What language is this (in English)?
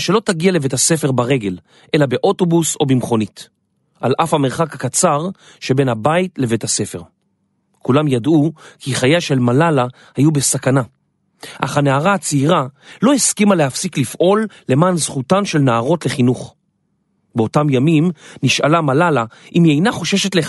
Hebrew